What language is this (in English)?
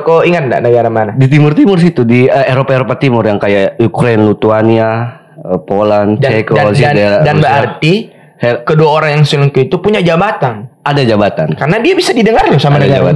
Indonesian